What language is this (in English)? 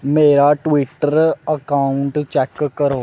Dogri